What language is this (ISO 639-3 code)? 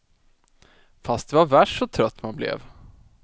swe